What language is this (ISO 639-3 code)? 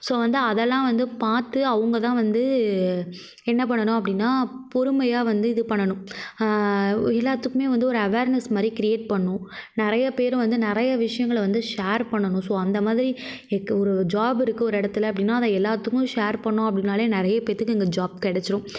tam